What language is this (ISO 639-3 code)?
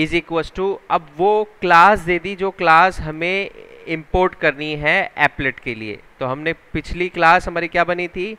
hin